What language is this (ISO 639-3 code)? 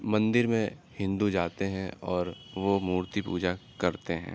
urd